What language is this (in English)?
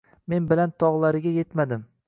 Uzbek